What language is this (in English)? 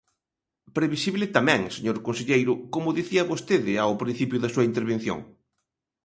Galician